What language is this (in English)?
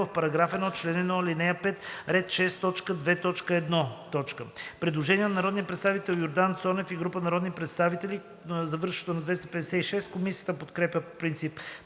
Bulgarian